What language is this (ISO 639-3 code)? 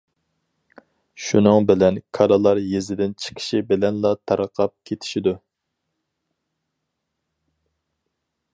uig